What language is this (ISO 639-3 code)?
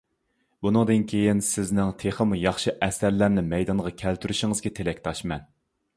uig